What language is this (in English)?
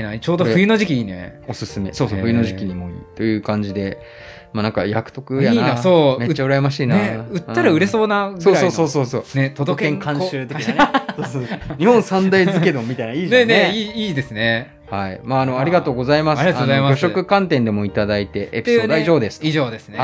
Japanese